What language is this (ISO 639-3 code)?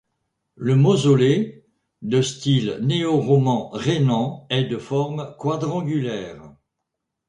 fra